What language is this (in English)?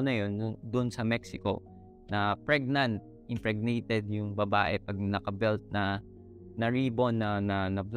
Filipino